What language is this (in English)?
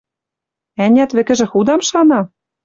Western Mari